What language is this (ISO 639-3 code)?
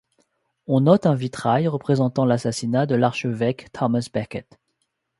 fra